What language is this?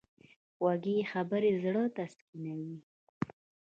Pashto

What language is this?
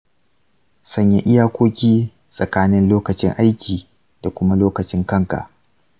Hausa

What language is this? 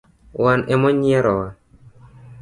Luo (Kenya and Tanzania)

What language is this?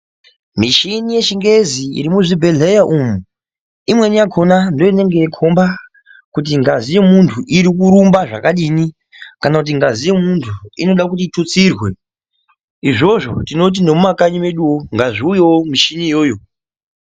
Ndau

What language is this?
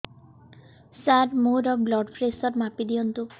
Odia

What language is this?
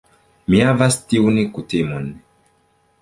Esperanto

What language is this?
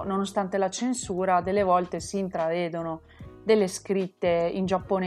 Italian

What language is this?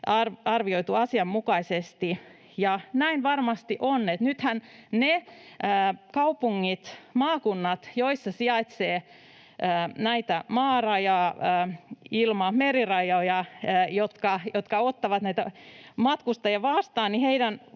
Finnish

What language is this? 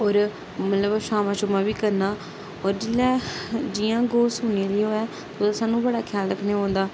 Dogri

